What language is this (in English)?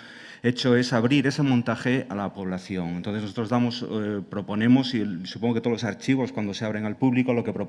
Spanish